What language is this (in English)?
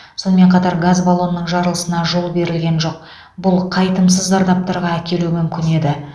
Kazakh